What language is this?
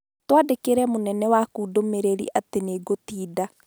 Kikuyu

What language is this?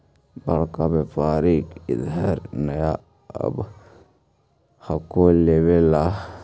Magahi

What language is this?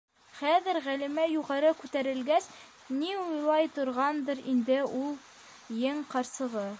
Bashkir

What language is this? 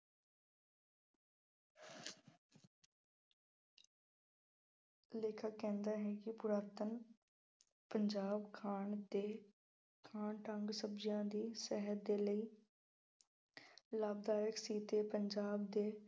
Punjabi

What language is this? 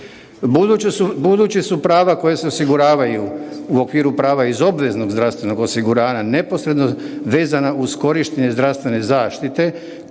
Croatian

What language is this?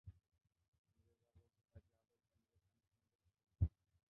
Bangla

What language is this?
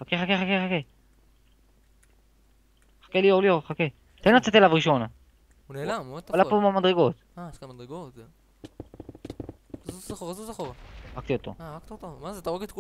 Hebrew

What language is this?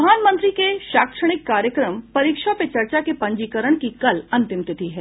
Hindi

